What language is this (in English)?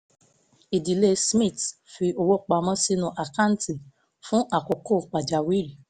Yoruba